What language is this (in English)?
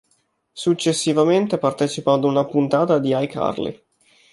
Italian